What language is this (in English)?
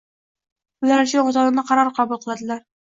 Uzbek